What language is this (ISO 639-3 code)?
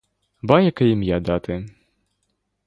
ukr